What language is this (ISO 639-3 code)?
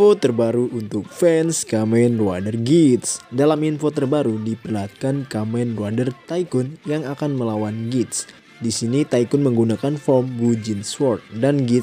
ind